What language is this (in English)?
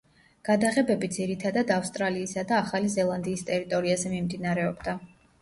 Georgian